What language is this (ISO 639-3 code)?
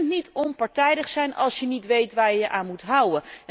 nld